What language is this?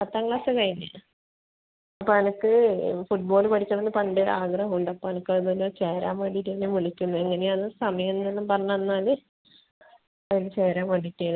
Malayalam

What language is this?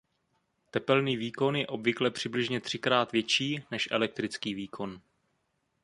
Czech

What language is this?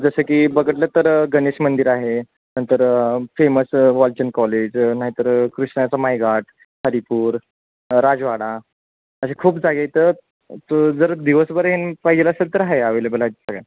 Marathi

